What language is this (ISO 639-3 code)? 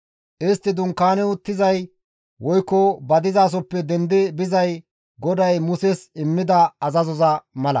gmv